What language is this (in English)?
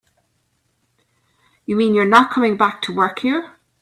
English